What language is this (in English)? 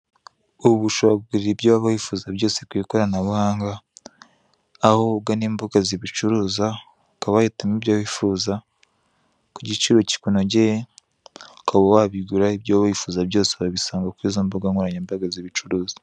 Kinyarwanda